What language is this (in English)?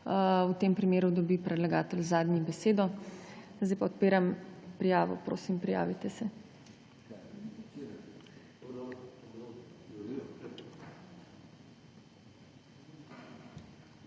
Slovenian